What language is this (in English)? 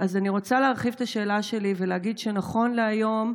Hebrew